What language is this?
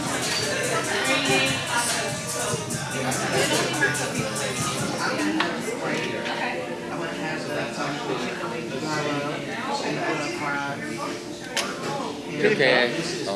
Korean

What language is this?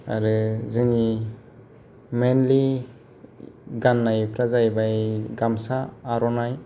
Bodo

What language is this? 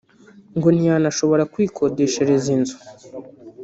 Kinyarwanda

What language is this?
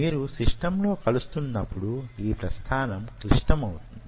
Telugu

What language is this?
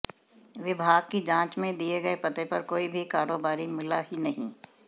Hindi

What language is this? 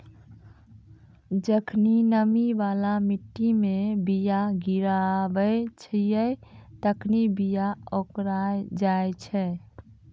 Maithili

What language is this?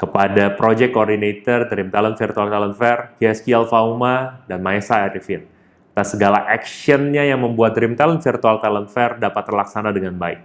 Indonesian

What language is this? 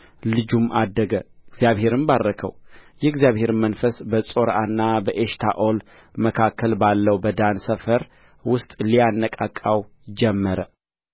Amharic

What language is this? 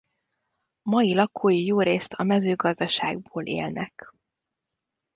Hungarian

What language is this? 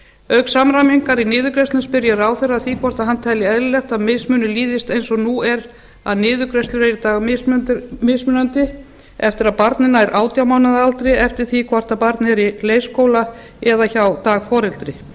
Icelandic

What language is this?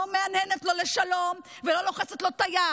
Hebrew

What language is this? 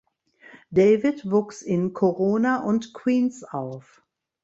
German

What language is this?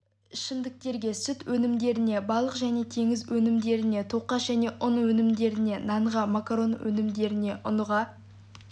Kazakh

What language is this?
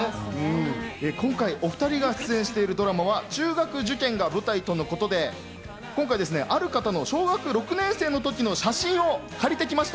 Japanese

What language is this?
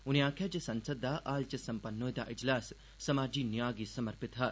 Dogri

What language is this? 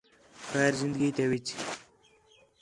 Khetrani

